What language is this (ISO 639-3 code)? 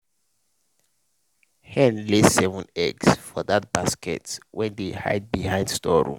pcm